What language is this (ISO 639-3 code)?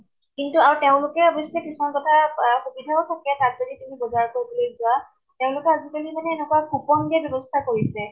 asm